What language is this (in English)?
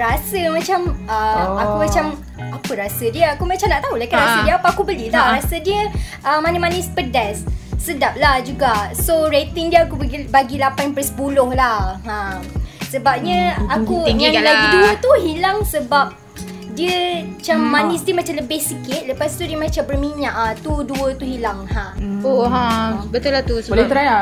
Malay